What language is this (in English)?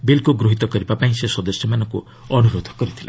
Odia